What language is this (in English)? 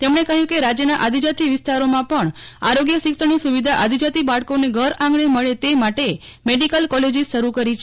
Gujarati